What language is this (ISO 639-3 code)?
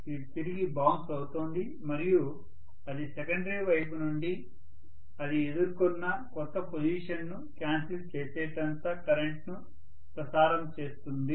tel